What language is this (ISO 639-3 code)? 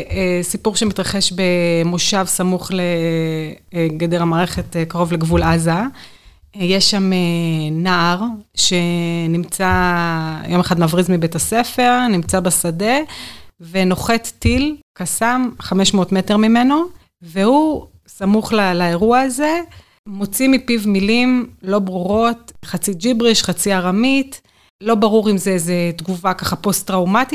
heb